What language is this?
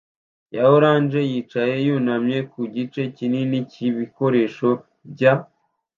Kinyarwanda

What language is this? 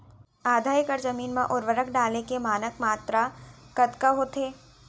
Chhattisgarhi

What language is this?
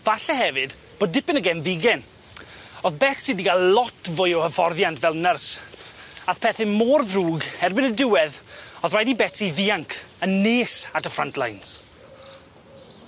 Welsh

